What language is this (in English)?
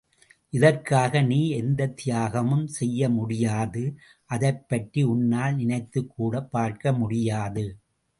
Tamil